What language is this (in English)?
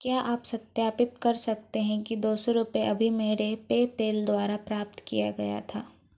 Hindi